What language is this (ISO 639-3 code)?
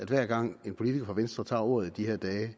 dan